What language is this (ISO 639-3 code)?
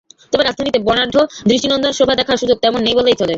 ben